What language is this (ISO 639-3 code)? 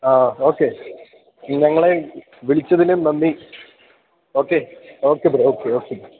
mal